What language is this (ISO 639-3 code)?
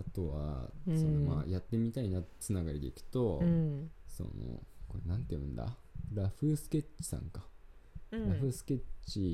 jpn